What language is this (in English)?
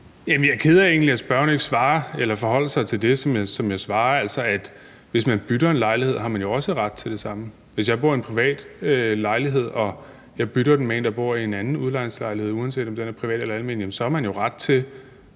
Danish